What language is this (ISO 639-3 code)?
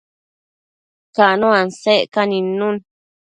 mcf